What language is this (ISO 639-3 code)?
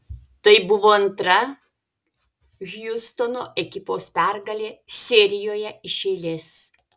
lit